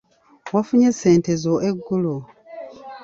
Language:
Ganda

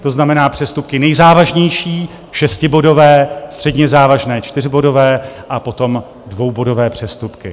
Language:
Czech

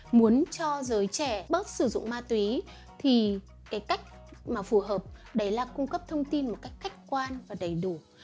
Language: Vietnamese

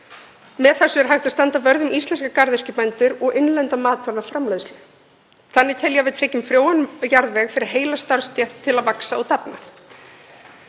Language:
Icelandic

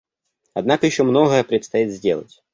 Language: Russian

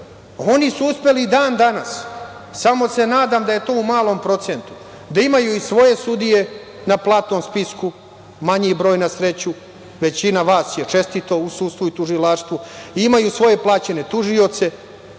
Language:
Serbian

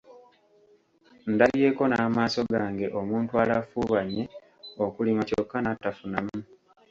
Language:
Ganda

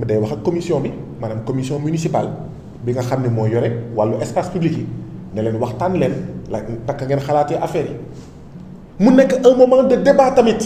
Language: French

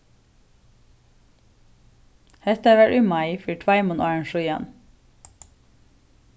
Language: Faroese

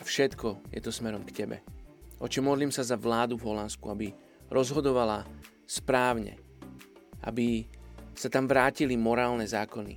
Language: Slovak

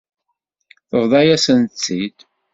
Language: Kabyle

